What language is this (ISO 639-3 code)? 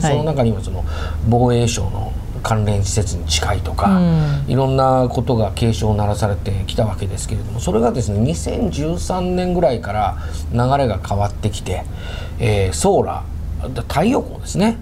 jpn